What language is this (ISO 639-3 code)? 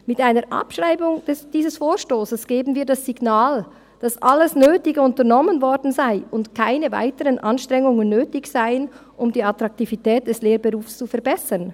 gsw